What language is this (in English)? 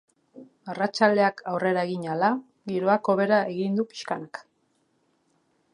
Basque